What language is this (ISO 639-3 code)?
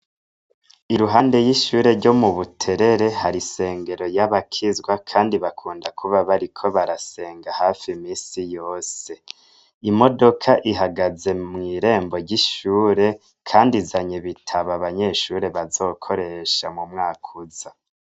run